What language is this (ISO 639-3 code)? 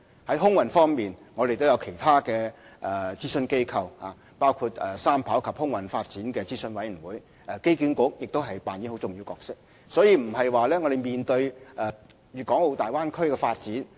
yue